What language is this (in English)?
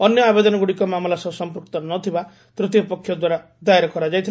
Odia